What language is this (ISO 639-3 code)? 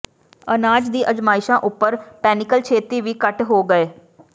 pan